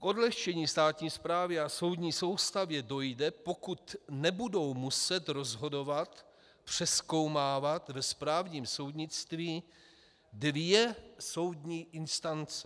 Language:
Czech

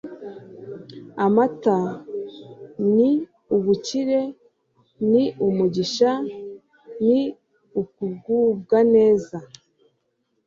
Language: Kinyarwanda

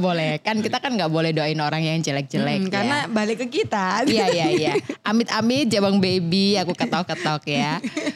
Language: Indonesian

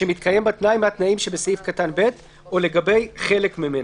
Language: Hebrew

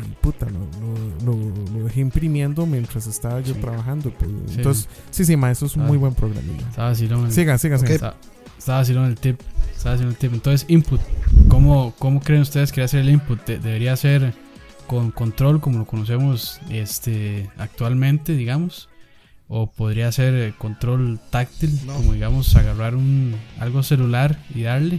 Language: Spanish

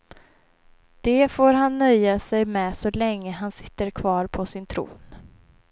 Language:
Swedish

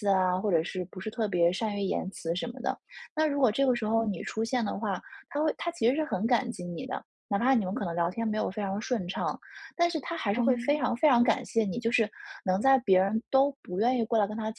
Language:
Chinese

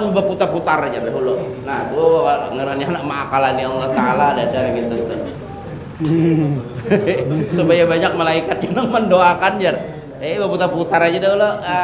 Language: Indonesian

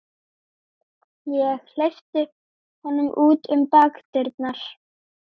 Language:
Icelandic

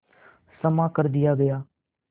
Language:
Hindi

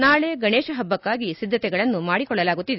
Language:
Kannada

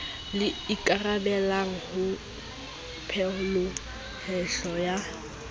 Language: Southern Sotho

